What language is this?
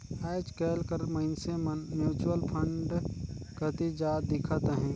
Chhattisgarhi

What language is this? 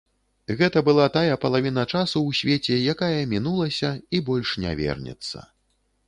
Belarusian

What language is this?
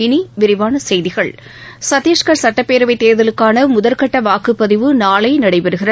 Tamil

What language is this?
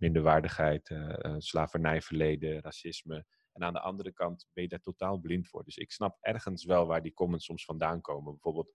Dutch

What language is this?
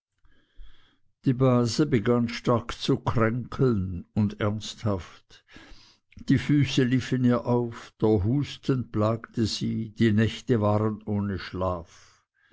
German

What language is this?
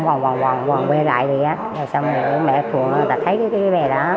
Vietnamese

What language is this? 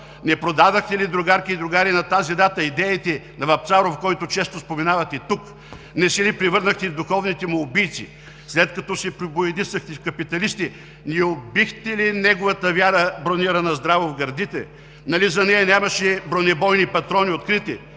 Bulgarian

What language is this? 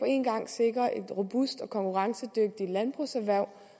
Danish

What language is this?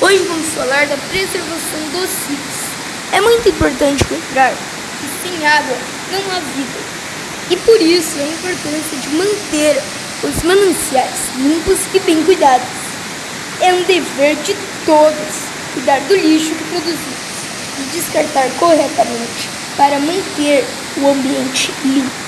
Portuguese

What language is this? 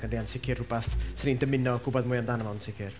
Welsh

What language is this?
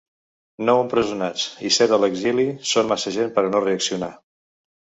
Catalan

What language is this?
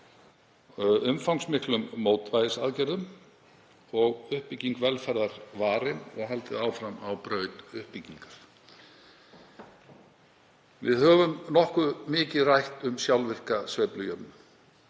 Icelandic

